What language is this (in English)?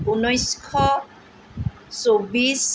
Assamese